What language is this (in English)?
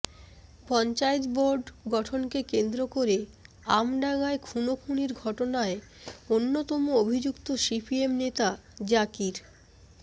Bangla